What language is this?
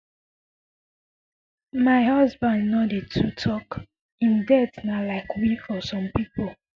Nigerian Pidgin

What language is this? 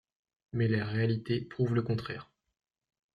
French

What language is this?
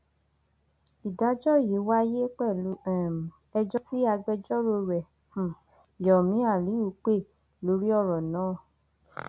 Yoruba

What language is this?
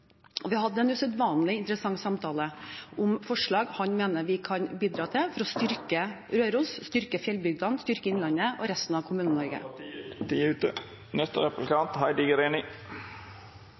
Norwegian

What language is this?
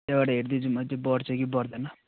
Nepali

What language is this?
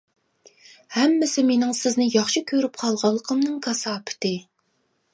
Uyghur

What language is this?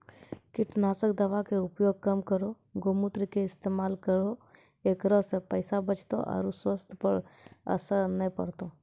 Maithili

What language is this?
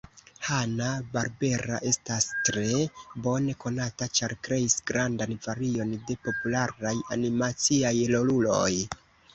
Esperanto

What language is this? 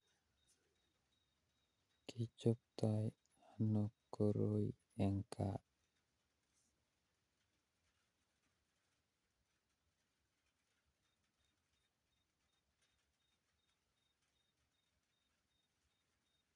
Kalenjin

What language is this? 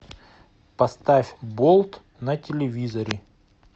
Russian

